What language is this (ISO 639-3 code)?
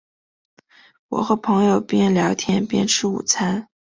zho